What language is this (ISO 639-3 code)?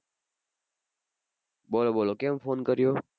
guj